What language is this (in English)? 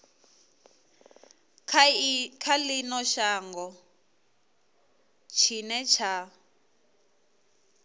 Venda